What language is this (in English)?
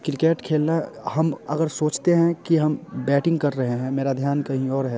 Hindi